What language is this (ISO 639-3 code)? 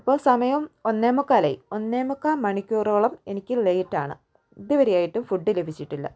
mal